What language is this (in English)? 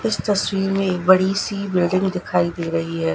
Hindi